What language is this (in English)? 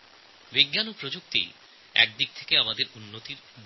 Bangla